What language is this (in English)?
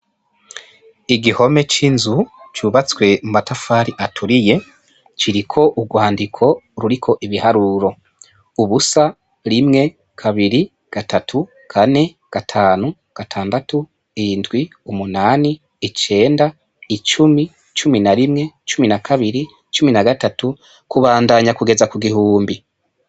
Rundi